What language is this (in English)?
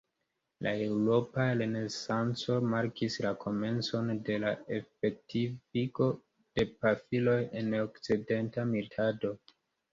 Esperanto